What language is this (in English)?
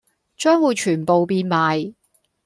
Cantonese